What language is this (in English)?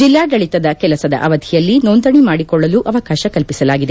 Kannada